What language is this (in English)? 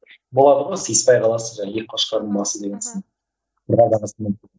Kazakh